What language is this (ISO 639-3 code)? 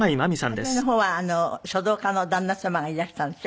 jpn